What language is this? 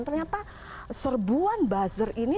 Indonesian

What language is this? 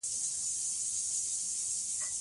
Pashto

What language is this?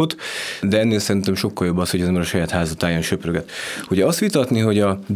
Hungarian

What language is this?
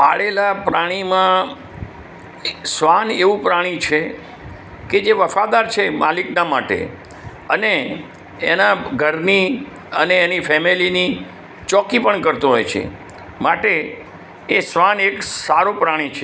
Gujarati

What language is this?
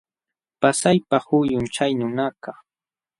Jauja Wanca Quechua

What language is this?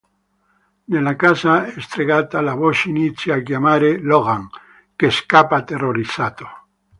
Italian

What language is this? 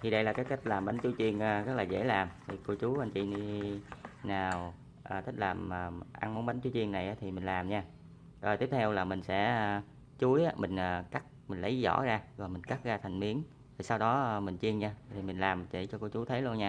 Vietnamese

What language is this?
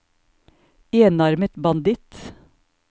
Norwegian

